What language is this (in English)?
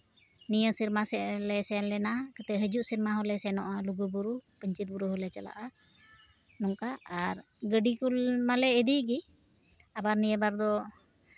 Santali